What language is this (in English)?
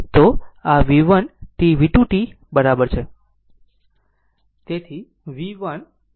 Gujarati